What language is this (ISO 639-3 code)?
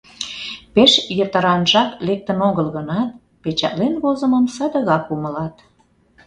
chm